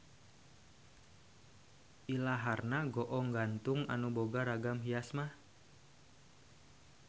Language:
Sundanese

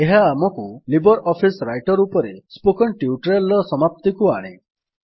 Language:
Odia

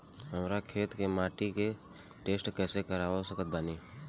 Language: Bhojpuri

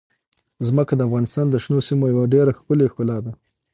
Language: Pashto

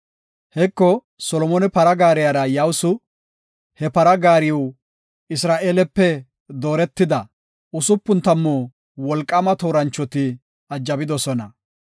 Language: Gofa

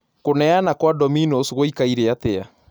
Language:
Kikuyu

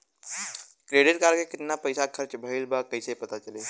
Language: Bhojpuri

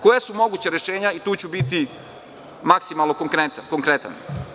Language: Serbian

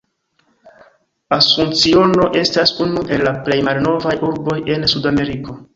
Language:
Esperanto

